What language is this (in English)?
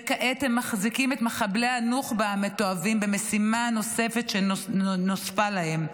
Hebrew